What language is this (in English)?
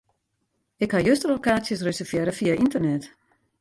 Western Frisian